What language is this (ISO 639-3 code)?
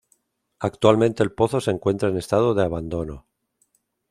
spa